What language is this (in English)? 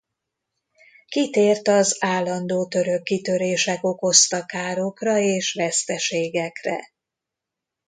Hungarian